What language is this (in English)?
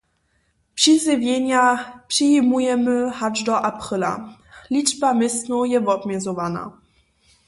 Upper Sorbian